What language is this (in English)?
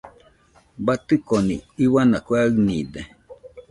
Nüpode Huitoto